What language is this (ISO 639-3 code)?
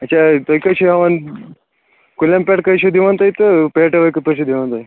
kas